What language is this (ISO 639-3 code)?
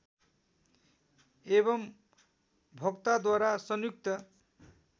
nep